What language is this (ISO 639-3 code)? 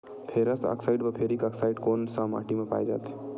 hne